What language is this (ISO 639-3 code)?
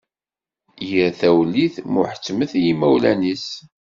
kab